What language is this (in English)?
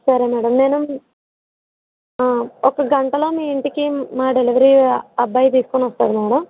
Telugu